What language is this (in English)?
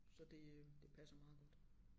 Danish